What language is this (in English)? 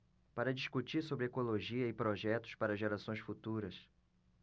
Portuguese